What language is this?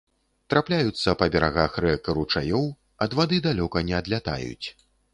Belarusian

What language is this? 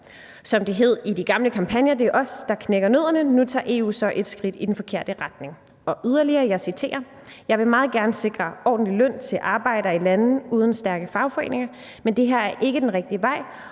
Danish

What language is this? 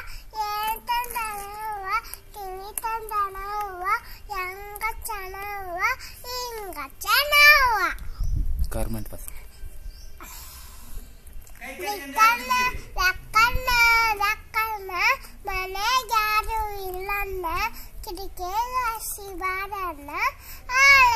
Kannada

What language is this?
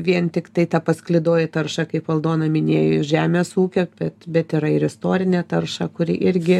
Lithuanian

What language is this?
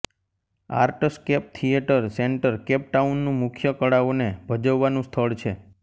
Gujarati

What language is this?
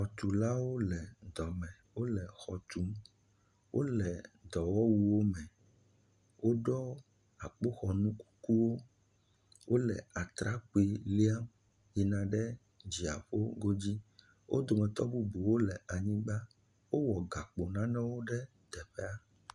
Ewe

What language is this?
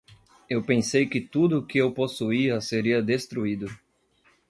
Portuguese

